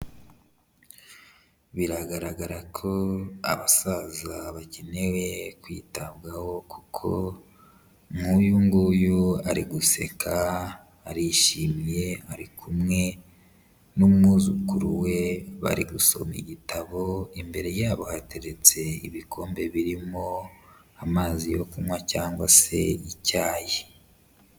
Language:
Kinyarwanda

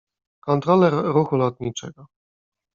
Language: Polish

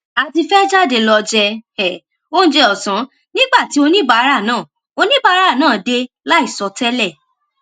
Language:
Yoruba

